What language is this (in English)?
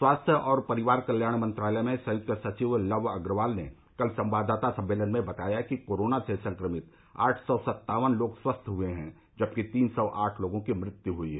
Hindi